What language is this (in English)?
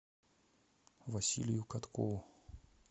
Russian